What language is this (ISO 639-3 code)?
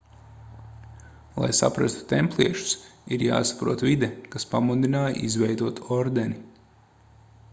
lav